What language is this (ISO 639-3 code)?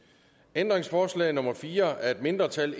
dan